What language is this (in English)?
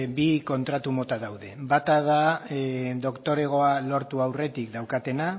Basque